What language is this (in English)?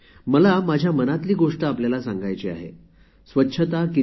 Marathi